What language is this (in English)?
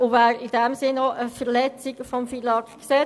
Swiss German